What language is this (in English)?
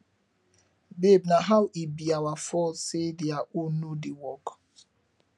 Nigerian Pidgin